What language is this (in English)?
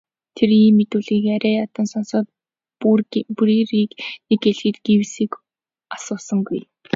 Mongolian